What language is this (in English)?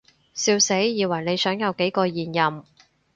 Cantonese